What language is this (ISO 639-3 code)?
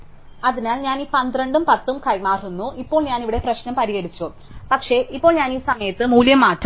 mal